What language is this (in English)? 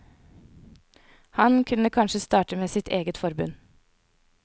Norwegian